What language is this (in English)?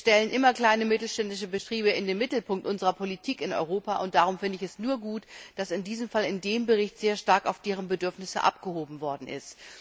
German